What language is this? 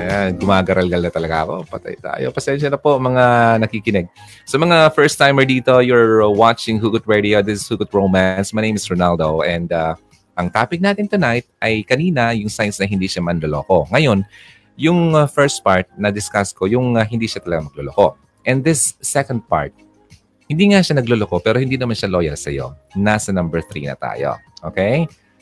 Filipino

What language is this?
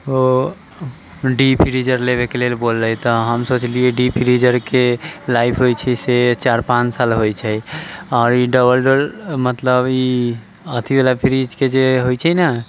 Maithili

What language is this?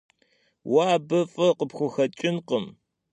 Kabardian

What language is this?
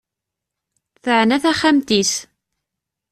Kabyle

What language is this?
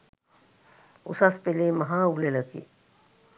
Sinhala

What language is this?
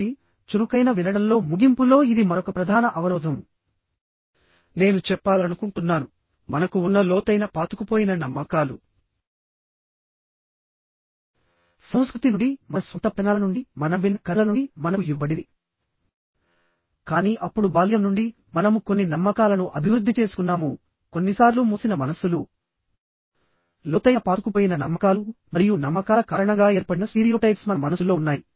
Telugu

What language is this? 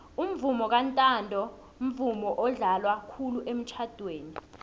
South Ndebele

